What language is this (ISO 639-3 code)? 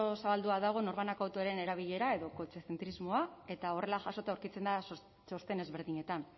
eus